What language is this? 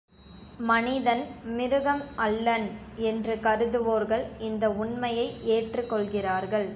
Tamil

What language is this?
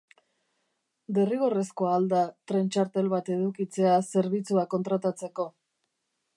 Basque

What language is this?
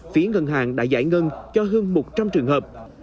Vietnamese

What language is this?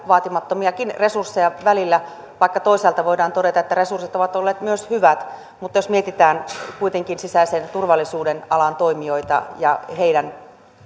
Finnish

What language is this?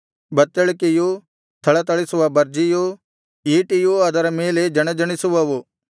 Kannada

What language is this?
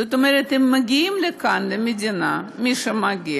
Hebrew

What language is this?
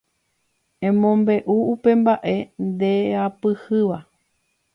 Guarani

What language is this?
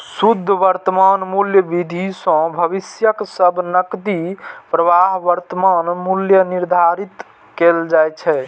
Maithili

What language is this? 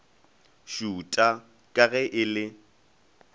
Northern Sotho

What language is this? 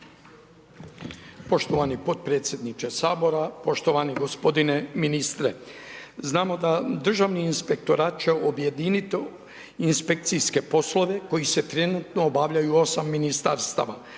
Croatian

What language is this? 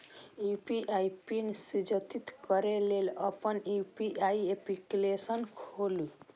Maithili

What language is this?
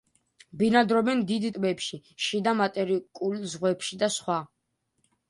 Georgian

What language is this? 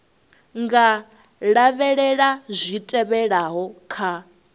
Venda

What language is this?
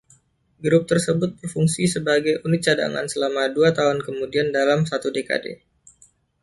Indonesian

